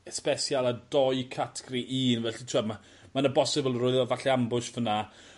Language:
Welsh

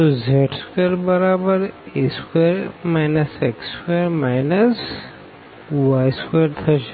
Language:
Gujarati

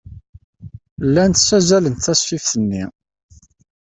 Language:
Kabyle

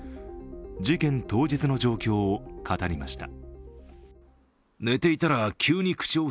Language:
Japanese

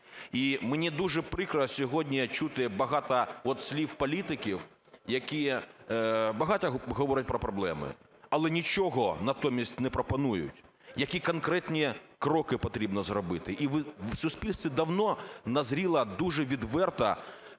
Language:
Ukrainian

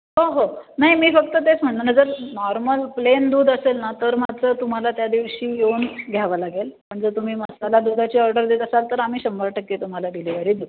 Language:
Marathi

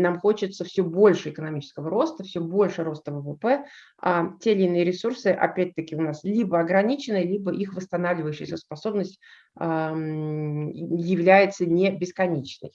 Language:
Russian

